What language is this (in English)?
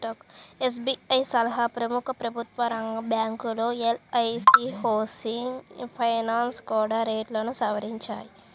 Telugu